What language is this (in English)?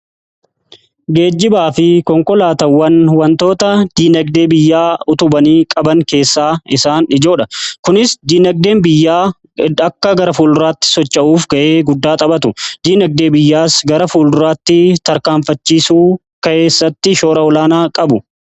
Oromo